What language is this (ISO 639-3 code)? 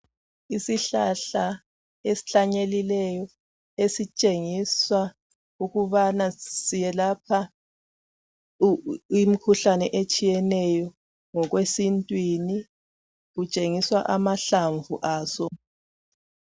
nde